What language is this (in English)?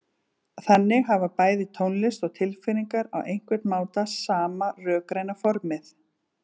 Icelandic